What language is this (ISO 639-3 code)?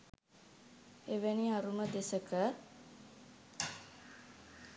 sin